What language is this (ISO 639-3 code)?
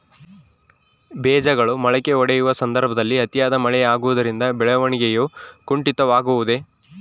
kan